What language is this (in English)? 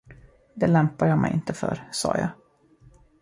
Swedish